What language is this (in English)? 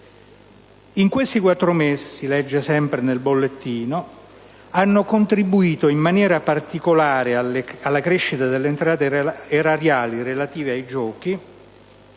Italian